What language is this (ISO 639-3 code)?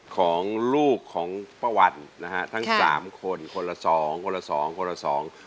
tha